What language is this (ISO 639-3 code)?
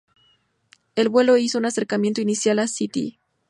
spa